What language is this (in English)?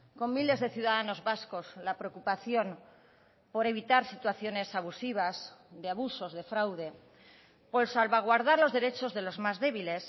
Spanish